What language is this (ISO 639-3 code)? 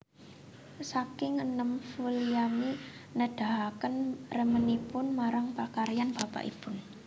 jav